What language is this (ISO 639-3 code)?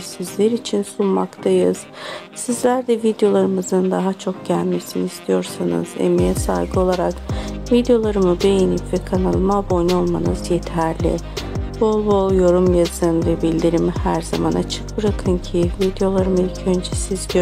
tur